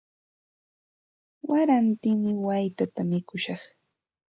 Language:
Santa Ana de Tusi Pasco Quechua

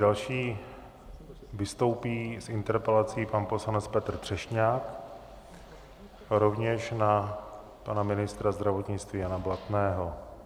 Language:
Czech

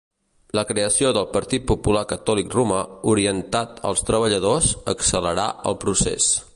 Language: Catalan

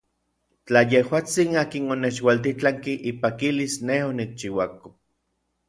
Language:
Orizaba Nahuatl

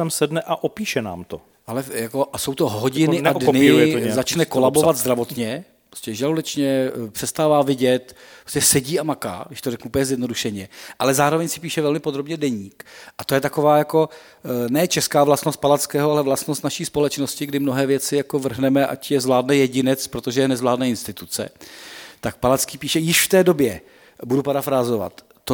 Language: Czech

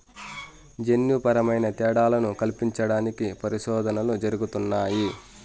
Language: Telugu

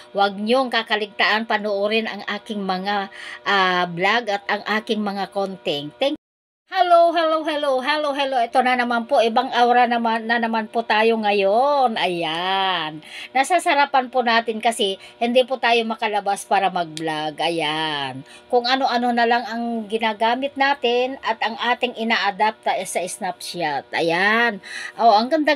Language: Filipino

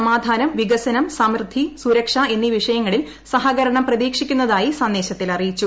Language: Malayalam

